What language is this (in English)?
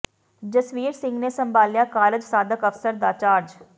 Punjabi